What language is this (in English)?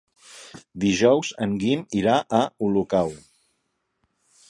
Catalan